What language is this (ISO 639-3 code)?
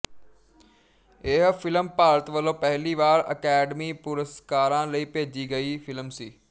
pan